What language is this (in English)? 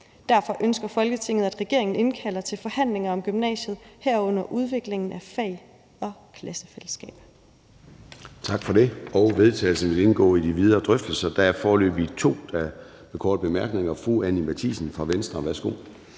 Danish